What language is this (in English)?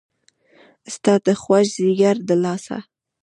Pashto